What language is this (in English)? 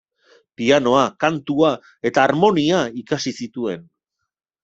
Basque